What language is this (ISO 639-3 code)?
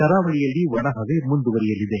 kan